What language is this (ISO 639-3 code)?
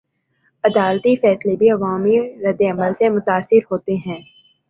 urd